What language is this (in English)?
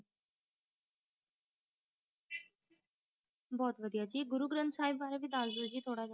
Punjabi